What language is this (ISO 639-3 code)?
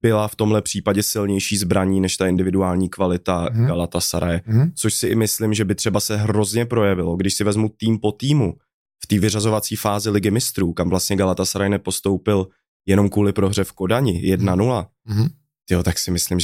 ces